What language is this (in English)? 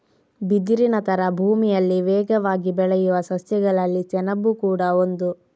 Kannada